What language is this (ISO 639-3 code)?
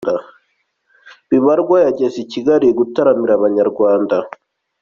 kin